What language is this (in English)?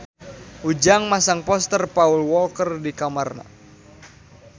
Sundanese